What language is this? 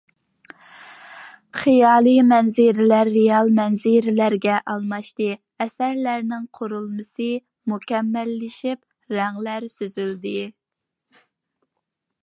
Uyghur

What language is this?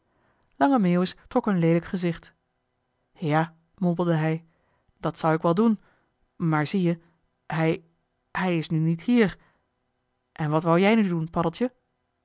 Dutch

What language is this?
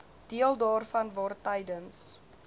Afrikaans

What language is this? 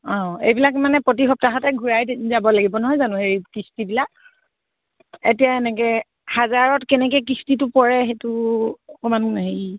Assamese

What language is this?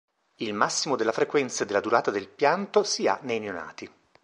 Italian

